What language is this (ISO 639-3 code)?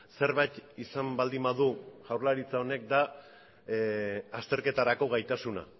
eus